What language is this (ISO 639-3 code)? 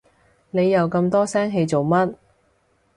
yue